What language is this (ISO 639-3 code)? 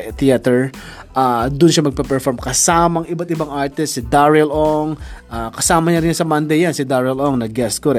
fil